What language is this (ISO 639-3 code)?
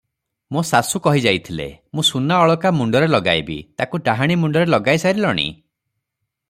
ori